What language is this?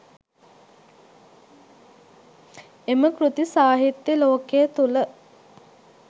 Sinhala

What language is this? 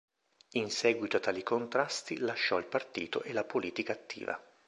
Italian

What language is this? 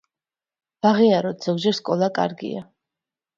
Georgian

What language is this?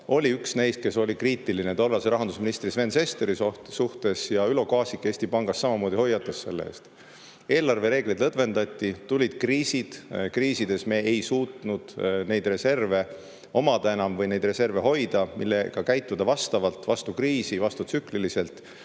Estonian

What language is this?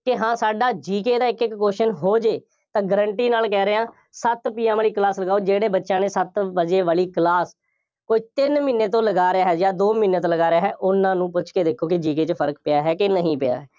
Punjabi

